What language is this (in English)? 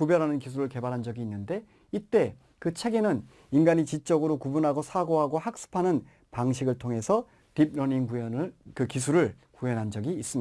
Korean